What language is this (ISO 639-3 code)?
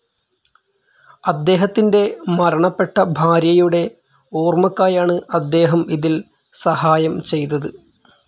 mal